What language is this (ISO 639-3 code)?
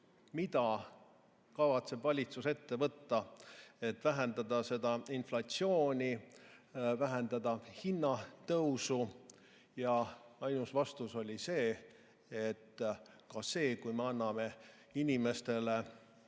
est